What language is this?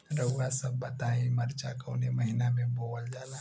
Bhojpuri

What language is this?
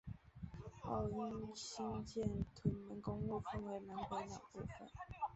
Chinese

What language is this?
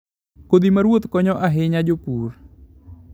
Luo (Kenya and Tanzania)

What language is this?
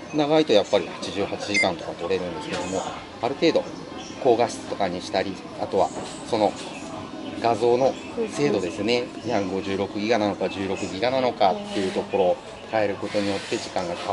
Japanese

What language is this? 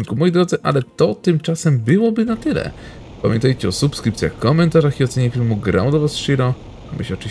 Polish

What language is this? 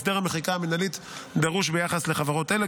Hebrew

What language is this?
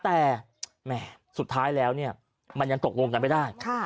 Thai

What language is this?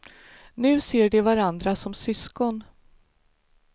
Swedish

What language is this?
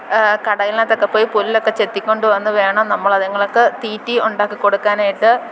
Malayalam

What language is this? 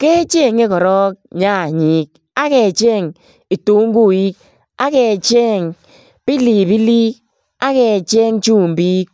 Kalenjin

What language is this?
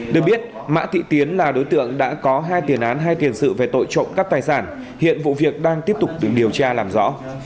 Vietnamese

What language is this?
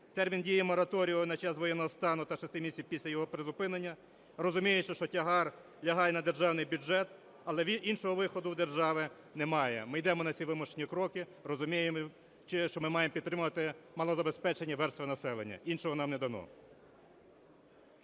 Ukrainian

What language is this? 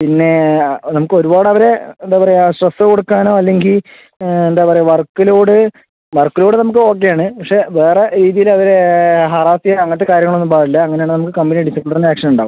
Malayalam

